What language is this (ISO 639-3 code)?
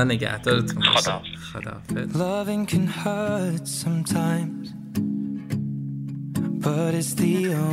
fas